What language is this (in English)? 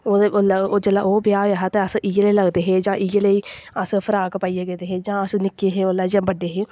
Dogri